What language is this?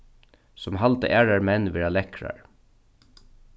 Faroese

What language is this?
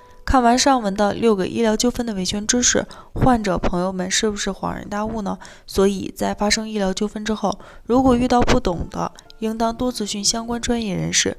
Chinese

